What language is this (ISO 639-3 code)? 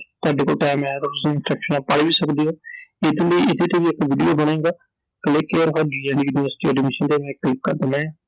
pan